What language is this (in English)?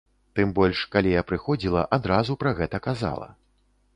Belarusian